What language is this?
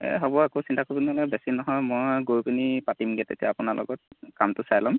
Assamese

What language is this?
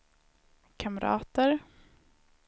Swedish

